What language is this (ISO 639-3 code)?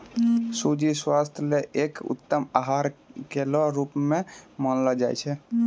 mai